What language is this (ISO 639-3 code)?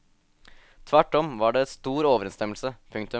nor